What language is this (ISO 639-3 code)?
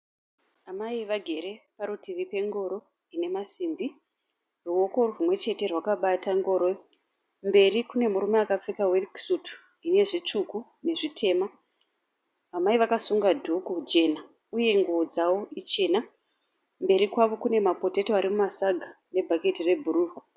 sna